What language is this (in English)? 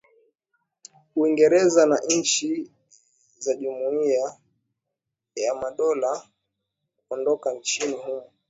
Swahili